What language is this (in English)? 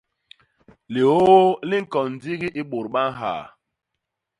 Basaa